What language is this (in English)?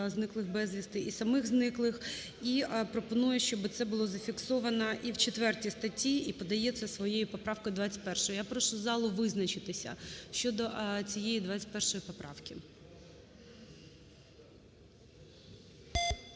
Ukrainian